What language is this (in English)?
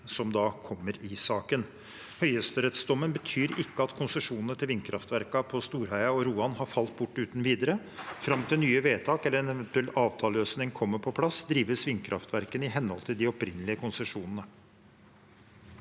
Norwegian